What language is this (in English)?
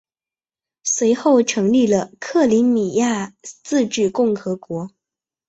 Chinese